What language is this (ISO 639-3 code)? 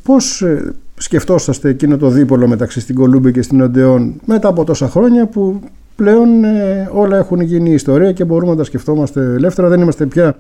ell